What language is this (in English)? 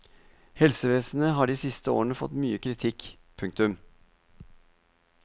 Norwegian